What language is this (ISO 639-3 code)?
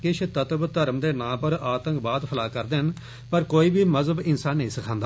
doi